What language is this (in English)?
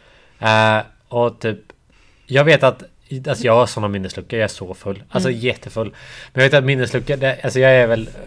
Swedish